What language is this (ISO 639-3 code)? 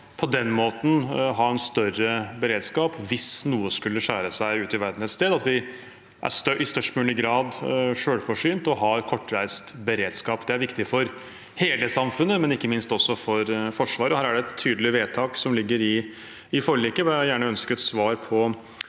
nor